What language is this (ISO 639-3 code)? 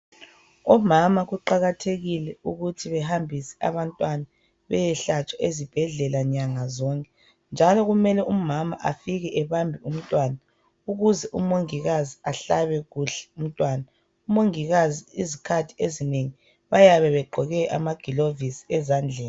nde